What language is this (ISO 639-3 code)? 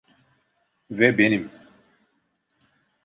tur